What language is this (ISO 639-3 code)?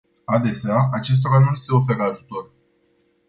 ron